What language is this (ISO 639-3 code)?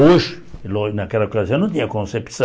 por